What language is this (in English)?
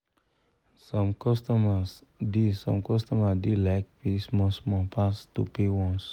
Nigerian Pidgin